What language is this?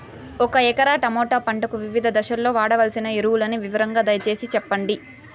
Telugu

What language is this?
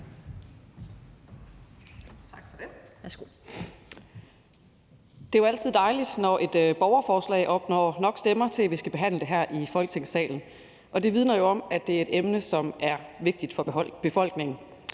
Danish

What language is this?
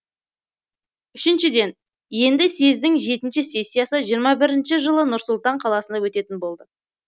Kazakh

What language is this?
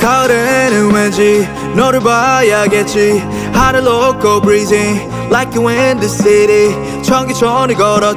Dutch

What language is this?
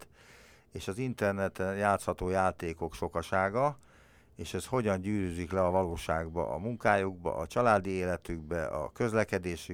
Hungarian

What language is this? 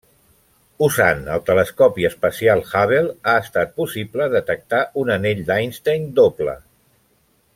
Catalan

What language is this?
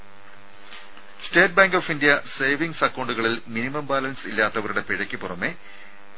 Malayalam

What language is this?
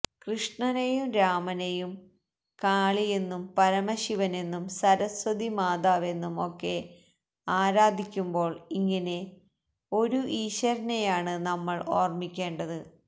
Malayalam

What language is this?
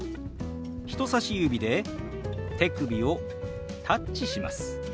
Japanese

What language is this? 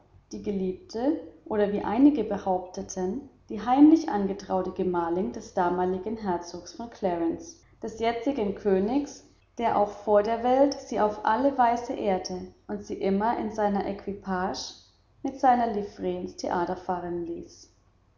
German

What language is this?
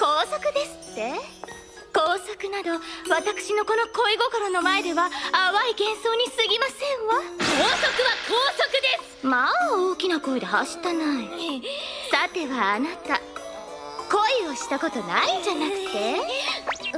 Japanese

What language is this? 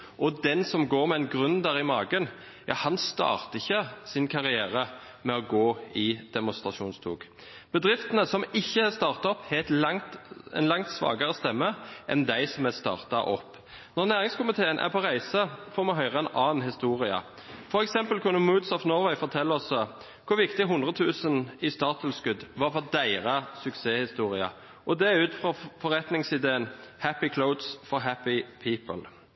Norwegian Bokmål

